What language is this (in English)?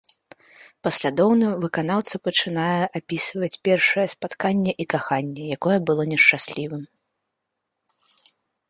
Belarusian